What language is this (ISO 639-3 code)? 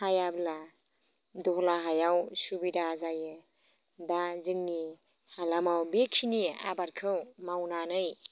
brx